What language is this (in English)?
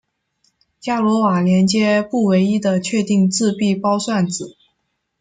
Chinese